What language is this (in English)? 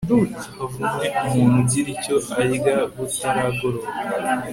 Kinyarwanda